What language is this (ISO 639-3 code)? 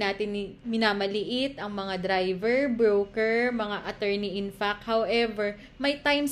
fil